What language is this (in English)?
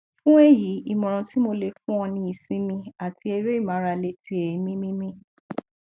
Yoruba